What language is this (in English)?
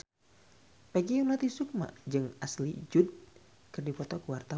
Sundanese